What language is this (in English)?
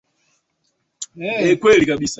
Swahili